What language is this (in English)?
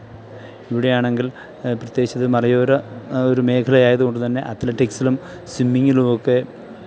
Malayalam